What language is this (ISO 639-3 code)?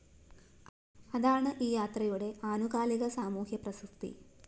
mal